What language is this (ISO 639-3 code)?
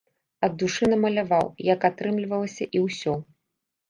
bel